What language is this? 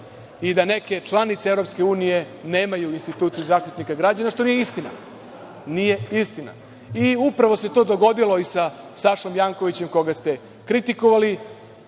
Serbian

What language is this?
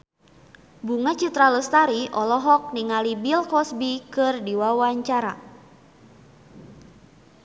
Sundanese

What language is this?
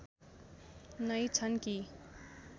Nepali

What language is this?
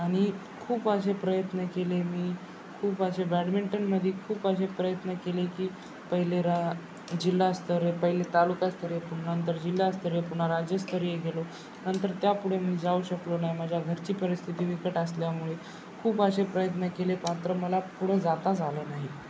Marathi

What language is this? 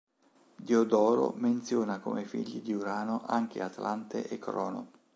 Italian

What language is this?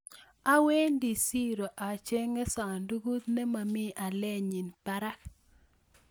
Kalenjin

